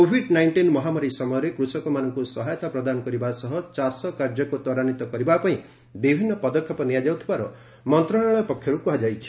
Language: Odia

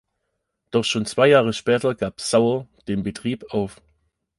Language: German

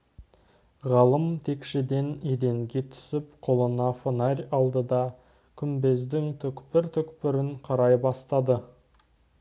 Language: Kazakh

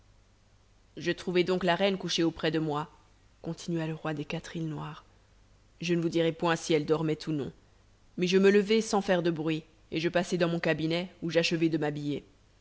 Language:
French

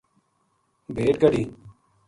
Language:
Gujari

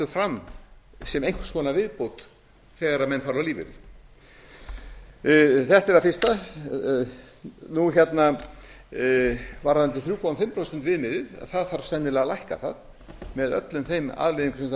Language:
Icelandic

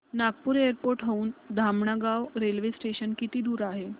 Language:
Marathi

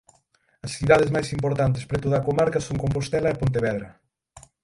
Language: Galician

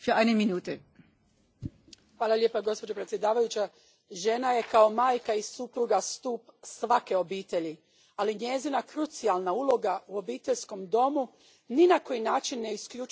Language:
Croatian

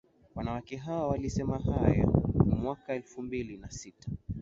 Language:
Swahili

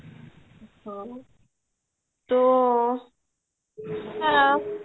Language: Odia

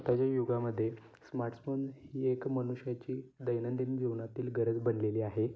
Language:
Marathi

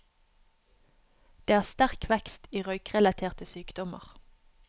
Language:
Norwegian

